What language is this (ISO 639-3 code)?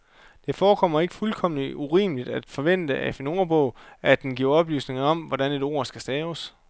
dan